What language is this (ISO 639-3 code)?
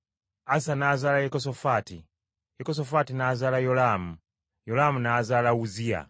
lug